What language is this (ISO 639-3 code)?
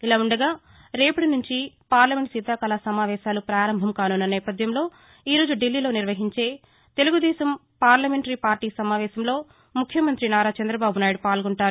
tel